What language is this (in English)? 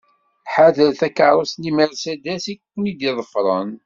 Kabyle